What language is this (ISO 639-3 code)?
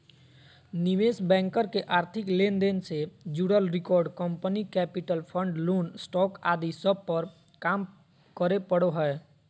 mag